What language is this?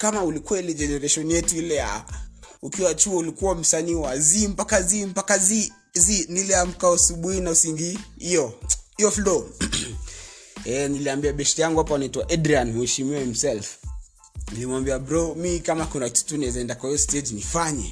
Swahili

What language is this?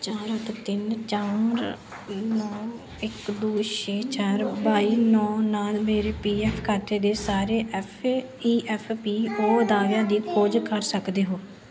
Punjabi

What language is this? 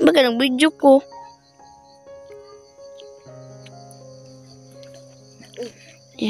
Filipino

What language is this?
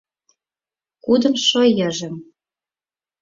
Mari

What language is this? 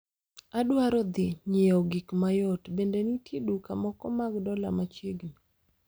Luo (Kenya and Tanzania)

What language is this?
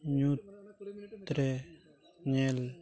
Santali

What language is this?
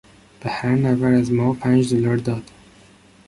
Persian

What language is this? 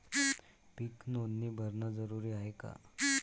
Marathi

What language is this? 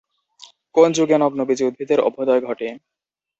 Bangla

